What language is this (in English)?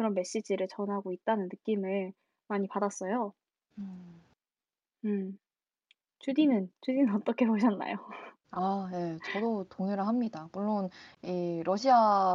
Korean